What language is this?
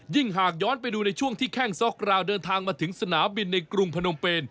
Thai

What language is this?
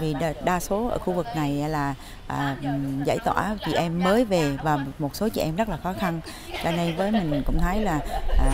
Vietnamese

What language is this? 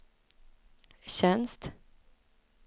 Swedish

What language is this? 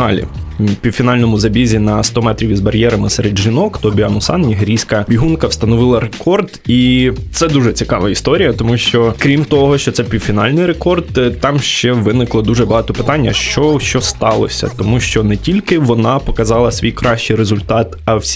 Ukrainian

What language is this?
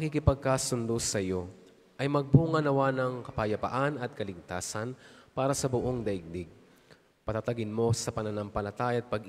Filipino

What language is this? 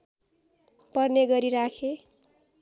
Nepali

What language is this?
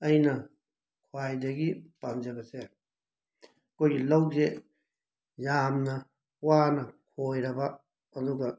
Manipuri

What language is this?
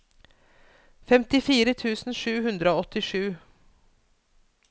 Norwegian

